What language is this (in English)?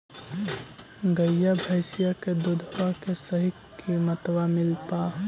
Magahi